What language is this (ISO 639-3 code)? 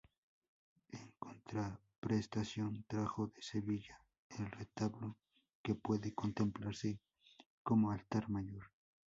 spa